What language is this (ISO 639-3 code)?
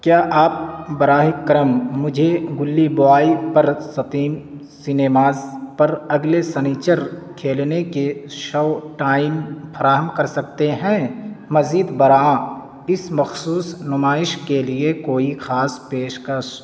urd